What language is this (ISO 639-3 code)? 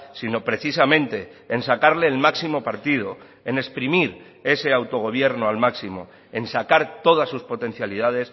spa